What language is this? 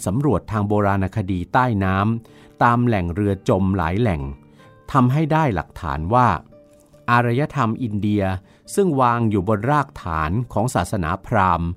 Thai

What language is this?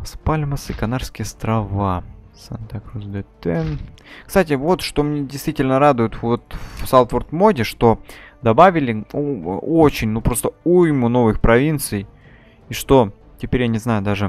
Russian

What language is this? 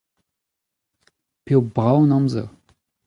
Breton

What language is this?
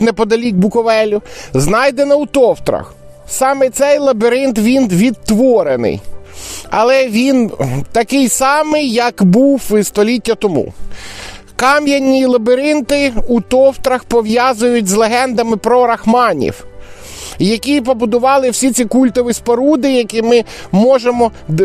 Ukrainian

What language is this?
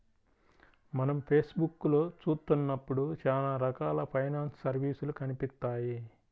Telugu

